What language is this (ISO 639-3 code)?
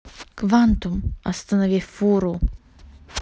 rus